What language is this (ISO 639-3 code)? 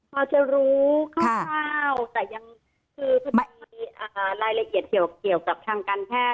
tha